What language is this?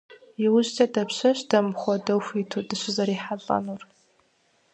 Kabardian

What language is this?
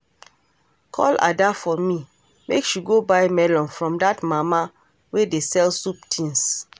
Nigerian Pidgin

